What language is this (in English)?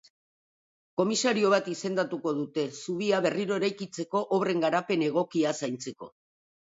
Basque